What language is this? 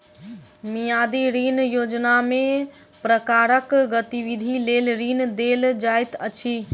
Maithili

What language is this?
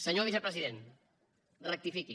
Catalan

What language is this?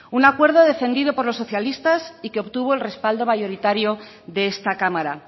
Spanish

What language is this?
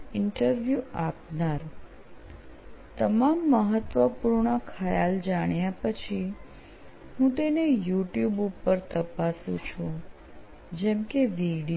Gujarati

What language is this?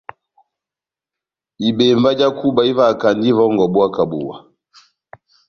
Batanga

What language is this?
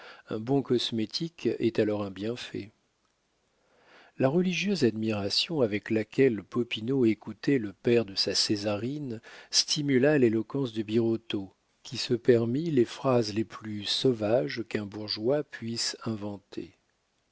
French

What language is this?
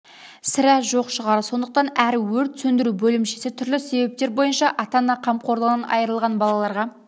Kazakh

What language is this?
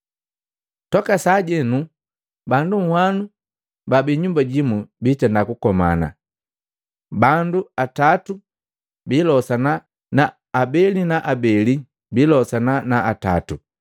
Matengo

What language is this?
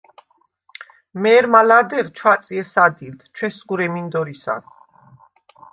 Svan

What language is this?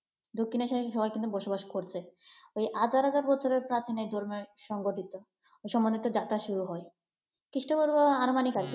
Bangla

